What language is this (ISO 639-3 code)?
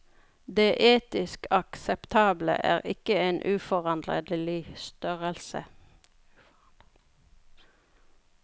nor